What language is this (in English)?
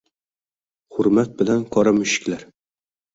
Uzbek